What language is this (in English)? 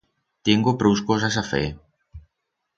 Aragonese